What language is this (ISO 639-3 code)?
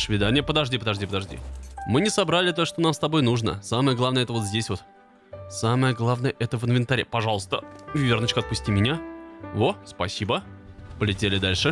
rus